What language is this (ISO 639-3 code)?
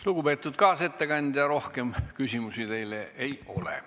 est